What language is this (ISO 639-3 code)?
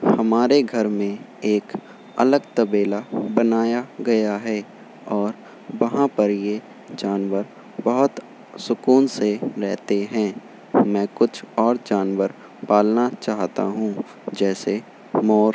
urd